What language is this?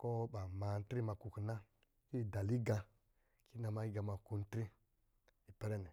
Lijili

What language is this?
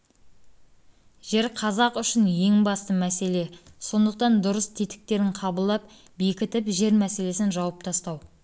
Kazakh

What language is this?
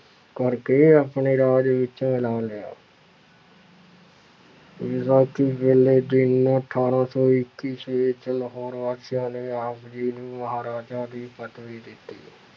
Punjabi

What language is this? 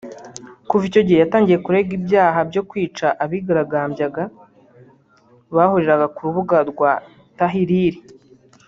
Kinyarwanda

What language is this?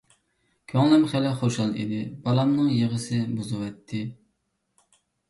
Uyghur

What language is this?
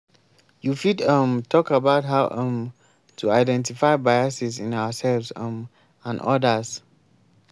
Nigerian Pidgin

